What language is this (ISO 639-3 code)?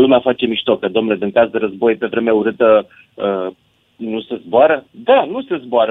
ron